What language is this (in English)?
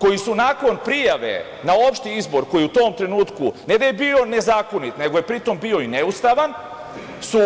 Serbian